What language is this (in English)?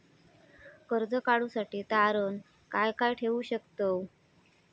Marathi